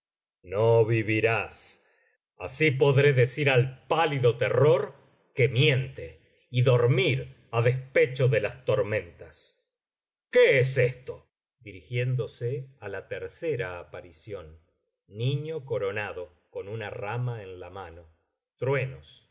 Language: Spanish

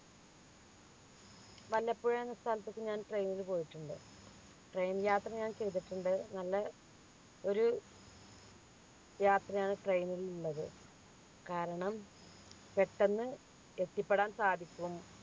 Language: Malayalam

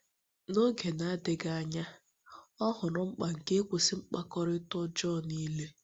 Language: Igbo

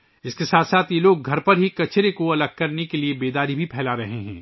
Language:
Urdu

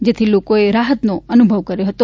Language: Gujarati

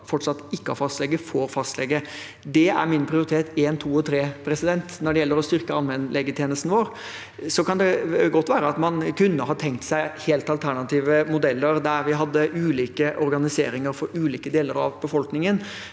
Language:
Norwegian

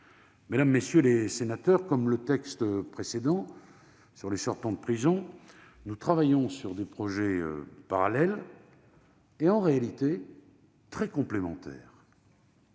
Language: French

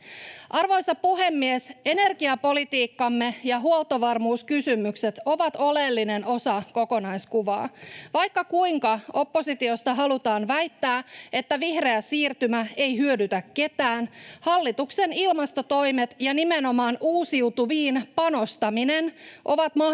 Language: Finnish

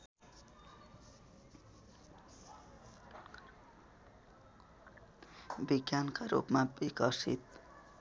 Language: Nepali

